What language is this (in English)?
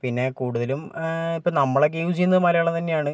Malayalam